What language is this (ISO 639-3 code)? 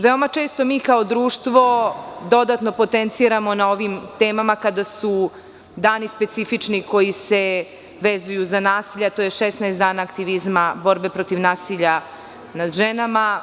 srp